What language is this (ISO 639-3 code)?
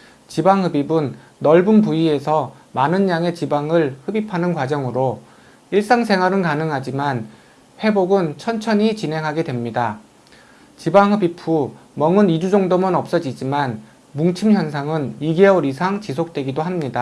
kor